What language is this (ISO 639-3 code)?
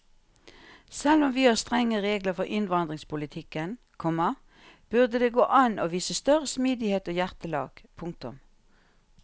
nor